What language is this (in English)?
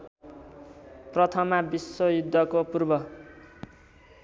Nepali